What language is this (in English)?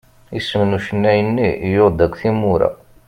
Kabyle